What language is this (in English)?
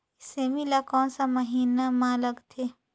Chhattisgarhi